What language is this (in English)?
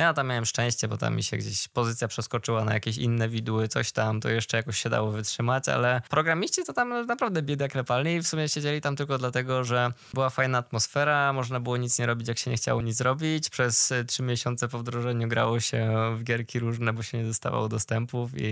Polish